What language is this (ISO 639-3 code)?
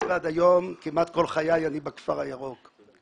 heb